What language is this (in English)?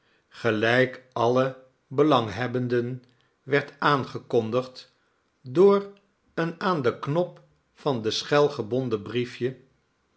Dutch